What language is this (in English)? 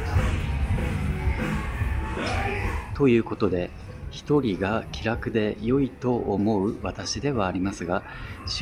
Japanese